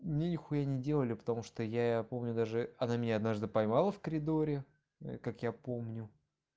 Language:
Russian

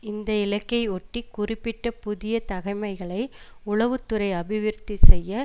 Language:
Tamil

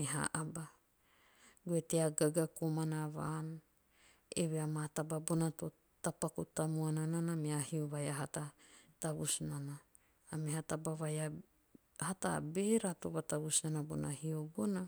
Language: Teop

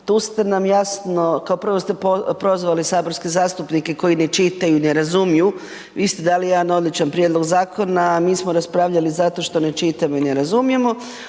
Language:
Croatian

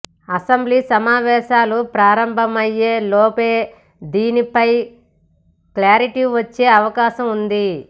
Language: Telugu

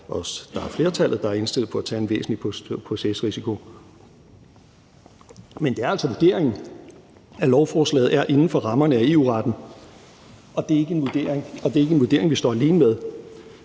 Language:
Danish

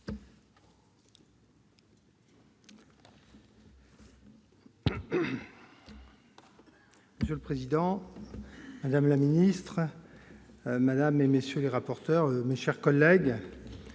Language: French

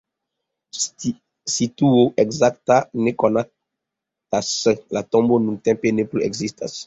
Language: Esperanto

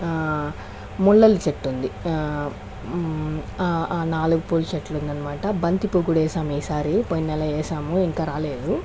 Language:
Telugu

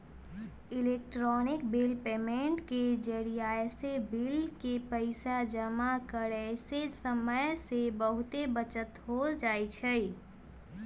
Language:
Magahi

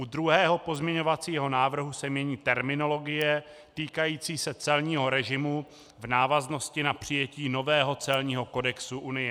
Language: Czech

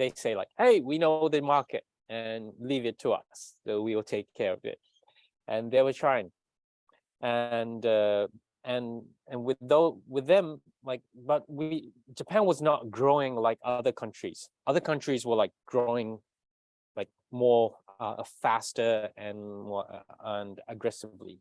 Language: English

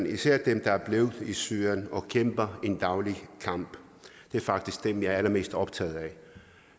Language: Danish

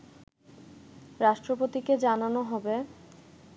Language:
Bangla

